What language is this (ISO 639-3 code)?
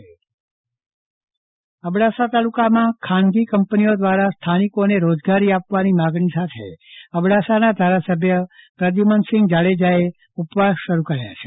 guj